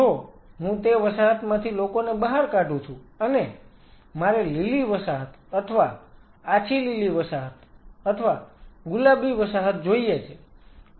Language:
Gujarati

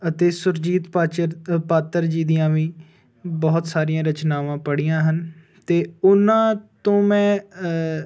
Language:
Punjabi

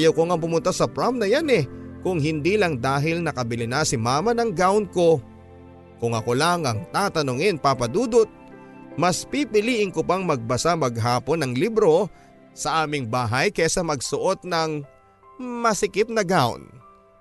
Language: Filipino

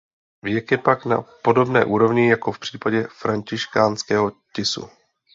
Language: Czech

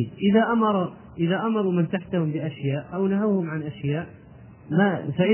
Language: Arabic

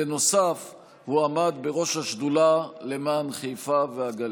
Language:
Hebrew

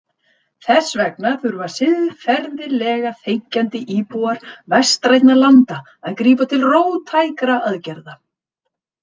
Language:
Icelandic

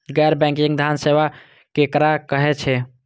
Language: Maithili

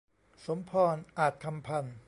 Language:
Thai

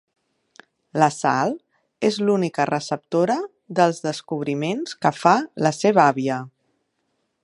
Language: Catalan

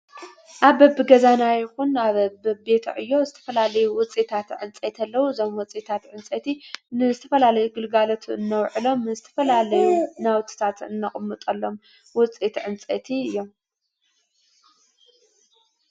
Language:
Tigrinya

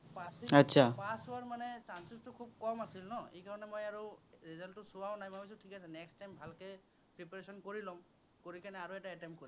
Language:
Assamese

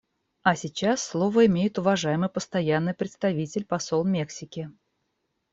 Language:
Russian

